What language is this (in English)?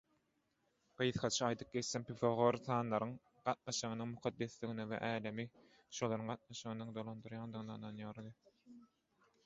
Turkmen